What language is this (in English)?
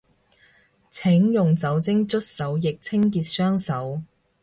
Cantonese